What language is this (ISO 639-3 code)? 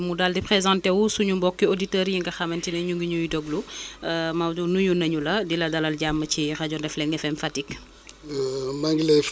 wol